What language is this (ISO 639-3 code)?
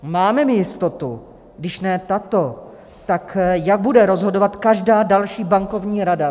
ces